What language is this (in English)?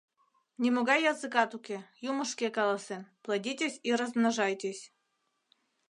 Mari